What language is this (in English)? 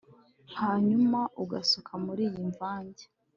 Kinyarwanda